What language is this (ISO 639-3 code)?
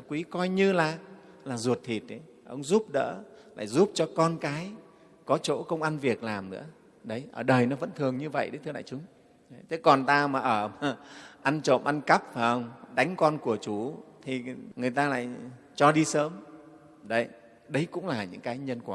vie